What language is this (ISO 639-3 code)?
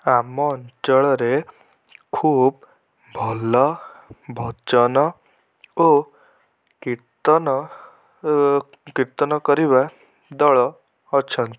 ori